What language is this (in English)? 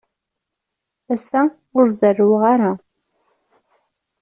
Kabyle